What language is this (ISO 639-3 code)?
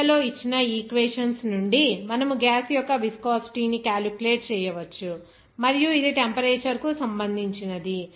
tel